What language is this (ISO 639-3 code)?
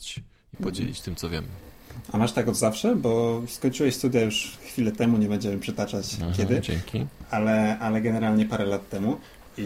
pol